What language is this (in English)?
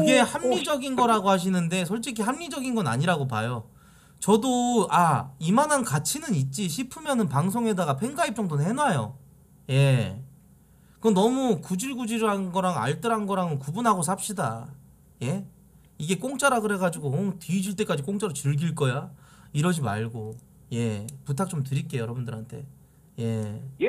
Korean